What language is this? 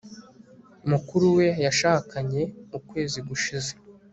Kinyarwanda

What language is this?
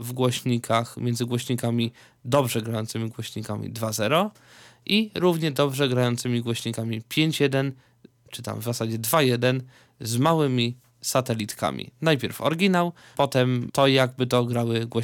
Polish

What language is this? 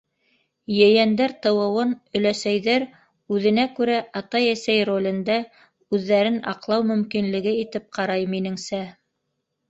Bashkir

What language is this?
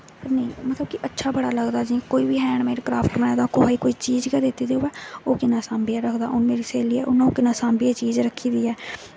Dogri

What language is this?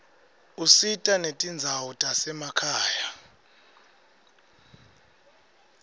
Swati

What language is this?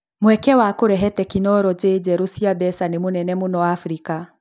Kikuyu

